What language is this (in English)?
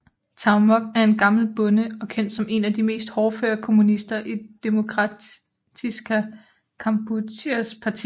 Danish